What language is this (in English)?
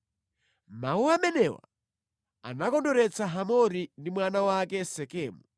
Nyanja